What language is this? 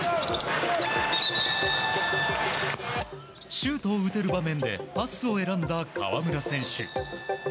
Japanese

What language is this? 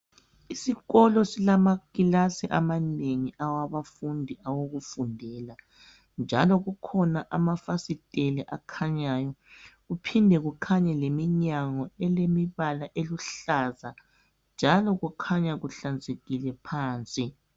North Ndebele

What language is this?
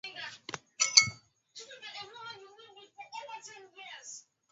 Swahili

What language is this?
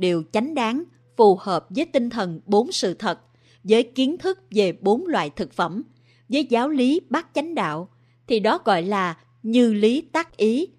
Vietnamese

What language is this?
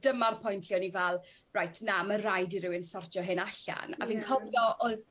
Welsh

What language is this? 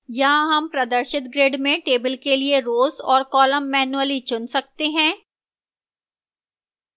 Hindi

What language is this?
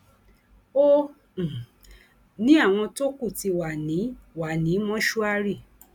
Yoruba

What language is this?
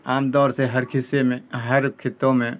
Urdu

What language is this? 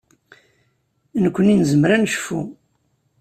Kabyle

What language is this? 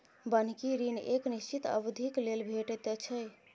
Maithili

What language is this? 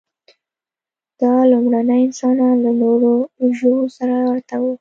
Pashto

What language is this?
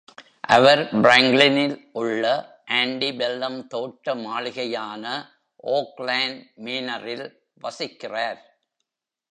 Tamil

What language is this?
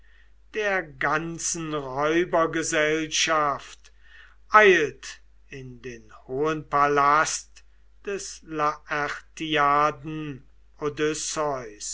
German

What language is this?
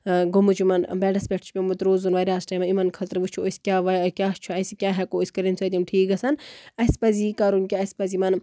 Kashmiri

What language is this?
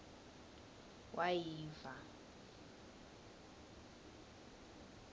Swati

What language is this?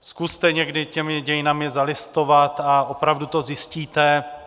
Czech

